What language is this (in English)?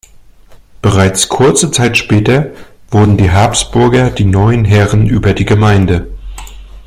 German